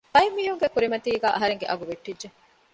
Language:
Divehi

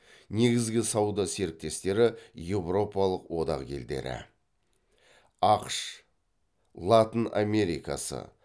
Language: Kazakh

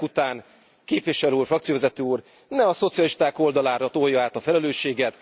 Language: Hungarian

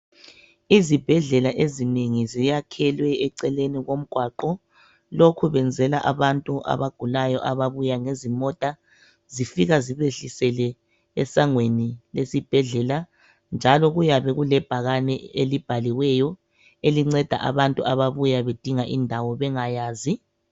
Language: North Ndebele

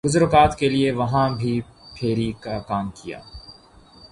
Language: Urdu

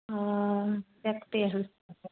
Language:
Hindi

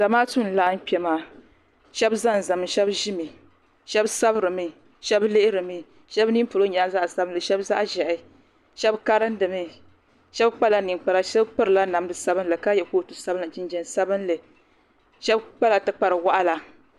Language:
Dagbani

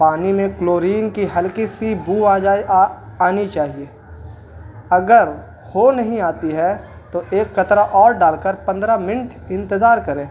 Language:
Urdu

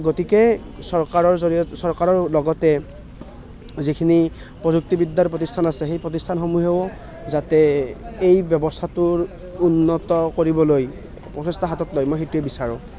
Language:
Assamese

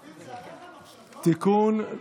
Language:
Hebrew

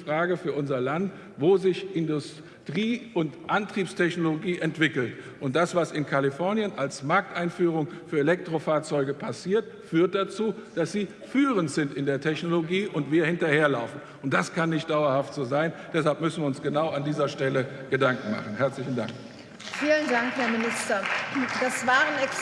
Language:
German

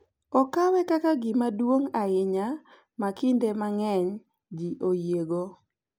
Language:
Luo (Kenya and Tanzania)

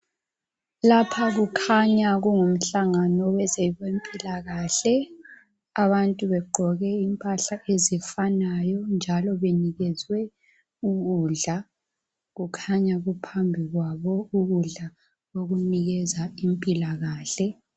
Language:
North Ndebele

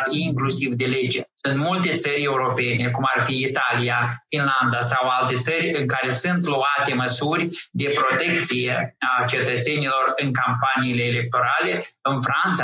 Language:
Romanian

